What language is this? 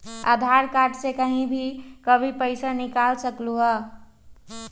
Magahi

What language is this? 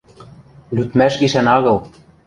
Western Mari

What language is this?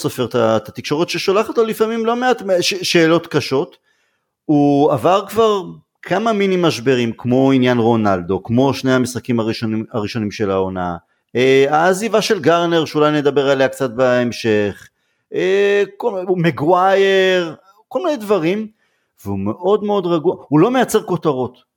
Hebrew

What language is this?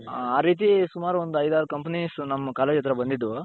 Kannada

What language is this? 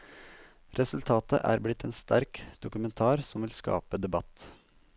Norwegian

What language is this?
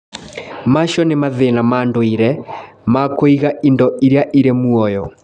Kikuyu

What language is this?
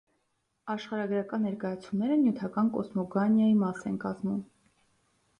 Armenian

